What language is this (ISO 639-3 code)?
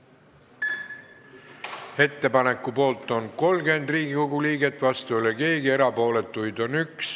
est